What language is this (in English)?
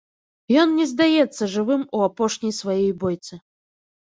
Belarusian